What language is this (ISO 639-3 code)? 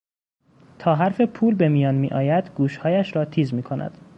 fas